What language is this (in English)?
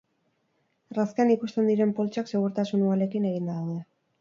Basque